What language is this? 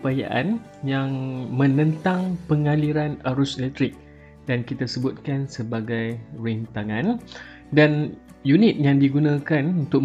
Malay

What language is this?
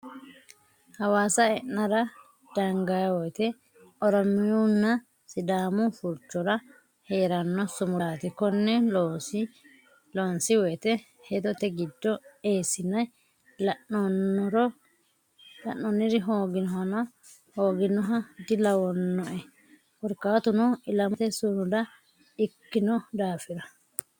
Sidamo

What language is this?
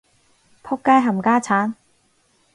Cantonese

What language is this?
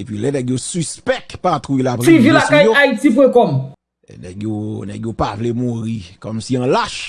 French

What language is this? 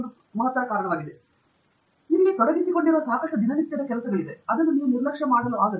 Kannada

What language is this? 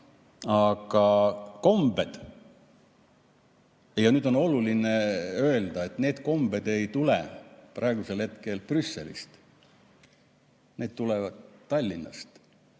Estonian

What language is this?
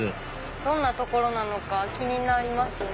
Japanese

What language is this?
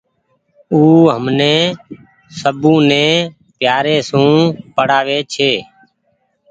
Goaria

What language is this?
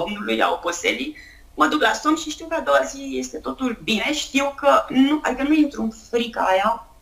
Romanian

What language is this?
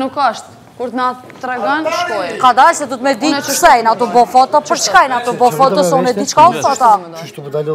Romanian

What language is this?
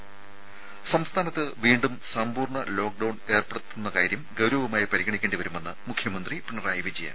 Malayalam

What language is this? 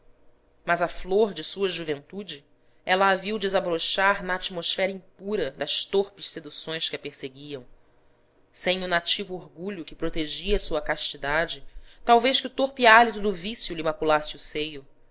Portuguese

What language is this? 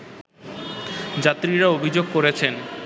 Bangla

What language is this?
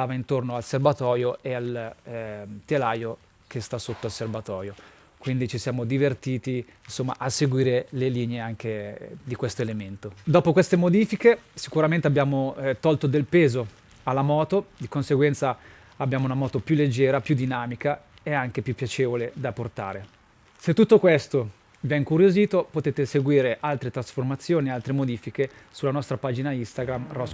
Italian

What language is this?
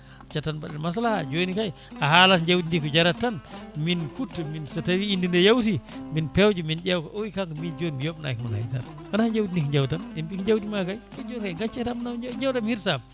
Fula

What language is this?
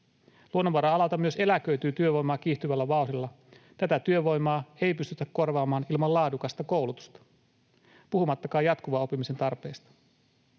Finnish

